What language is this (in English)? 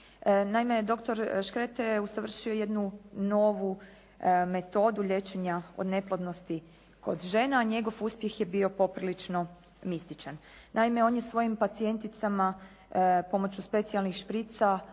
Croatian